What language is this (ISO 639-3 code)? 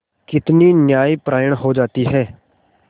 hin